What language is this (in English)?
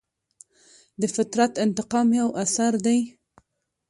Pashto